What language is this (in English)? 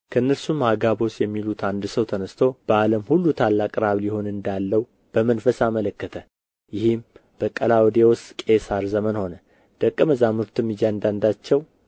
Amharic